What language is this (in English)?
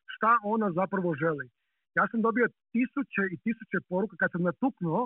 Croatian